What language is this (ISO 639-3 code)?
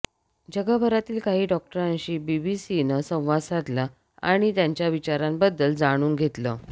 mar